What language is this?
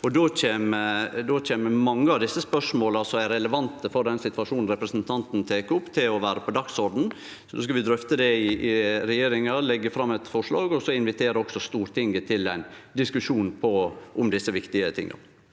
Norwegian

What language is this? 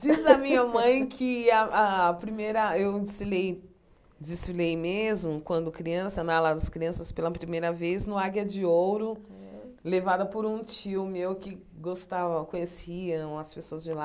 Portuguese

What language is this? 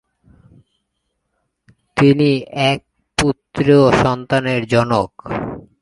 Bangla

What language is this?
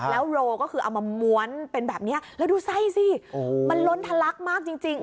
Thai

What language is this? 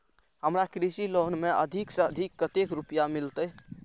Maithili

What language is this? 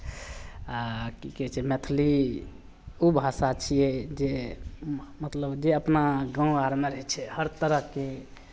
Maithili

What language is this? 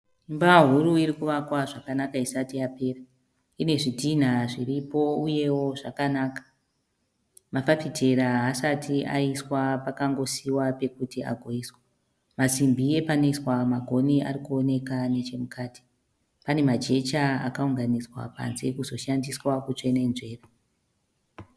Shona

